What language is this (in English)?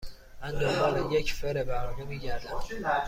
Persian